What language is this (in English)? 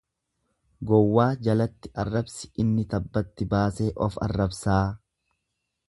Oromo